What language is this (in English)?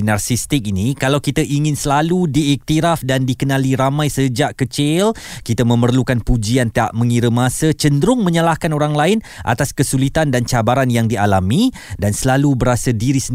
Malay